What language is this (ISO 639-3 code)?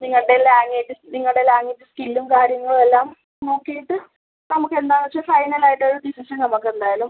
mal